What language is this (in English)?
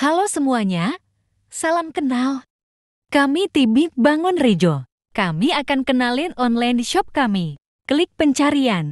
Indonesian